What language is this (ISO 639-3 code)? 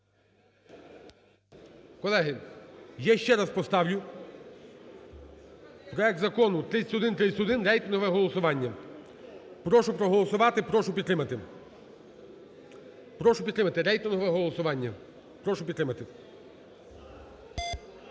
ukr